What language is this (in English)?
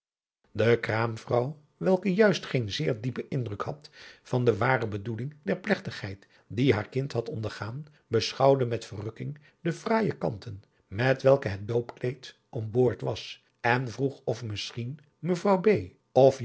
Dutch